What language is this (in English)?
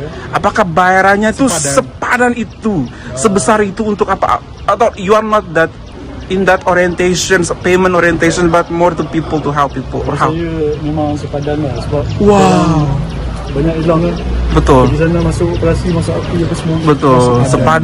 Indonesian